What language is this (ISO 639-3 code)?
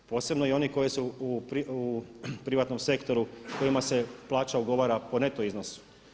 hrv